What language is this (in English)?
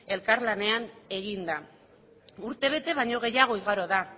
Basque